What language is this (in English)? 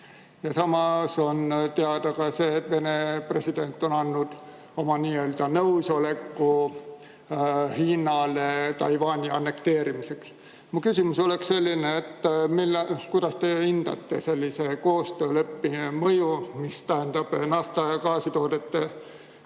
Estonian